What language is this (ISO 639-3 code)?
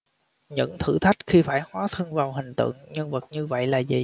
vie